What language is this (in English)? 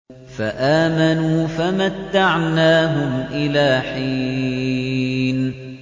Arabic